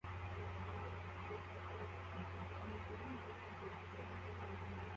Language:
Kinyarwanda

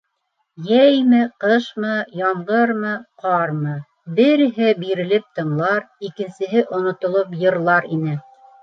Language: Bashkir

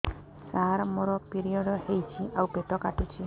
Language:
Odia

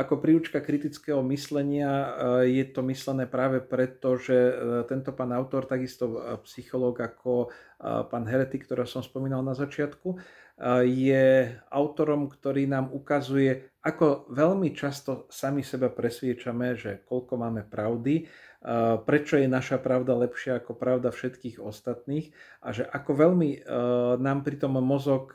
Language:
Slovak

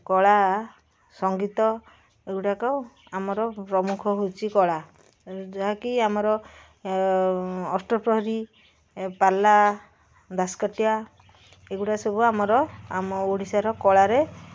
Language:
Odia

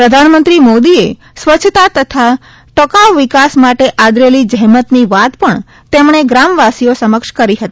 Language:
Gujarati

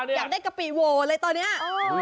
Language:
Thai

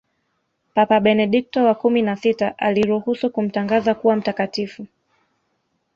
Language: Swahili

